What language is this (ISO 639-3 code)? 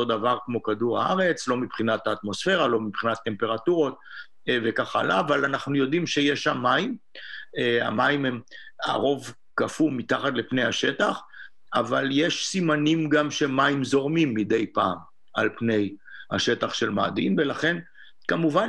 heb